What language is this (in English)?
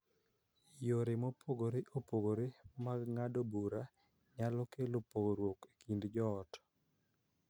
Luo (Kenya and Tanzania)